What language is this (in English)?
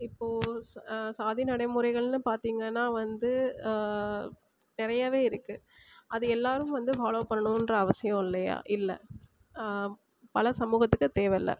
Tamil